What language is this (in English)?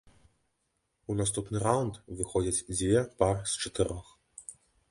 Belarusian